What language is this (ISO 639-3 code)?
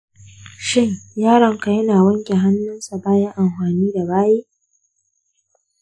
hau